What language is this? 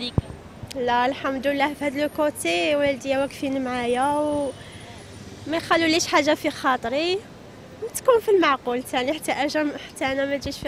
Arabic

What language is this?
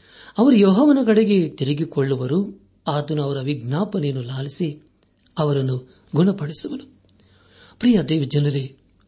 Kannada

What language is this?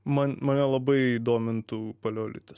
Lithuanian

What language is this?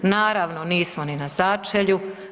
Croatian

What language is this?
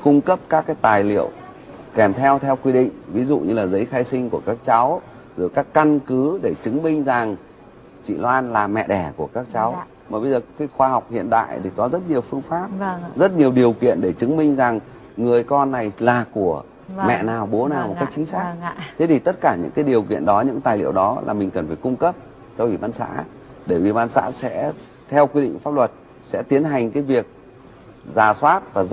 Vietnamese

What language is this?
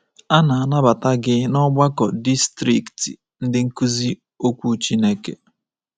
Igbo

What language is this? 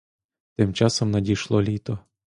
Ukrainian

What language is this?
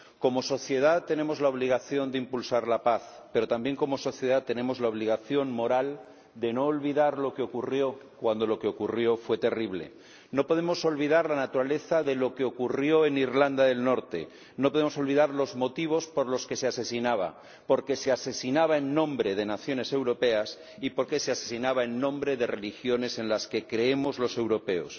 Spanish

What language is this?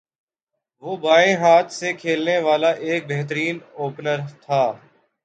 Urdu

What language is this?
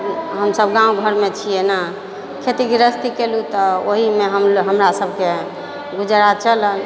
Maithili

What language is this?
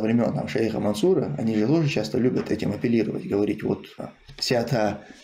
Russian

